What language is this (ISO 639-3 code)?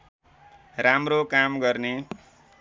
nep